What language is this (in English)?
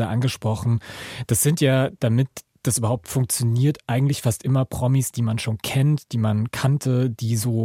German